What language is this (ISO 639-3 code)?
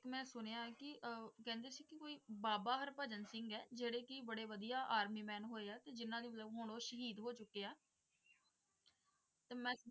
pan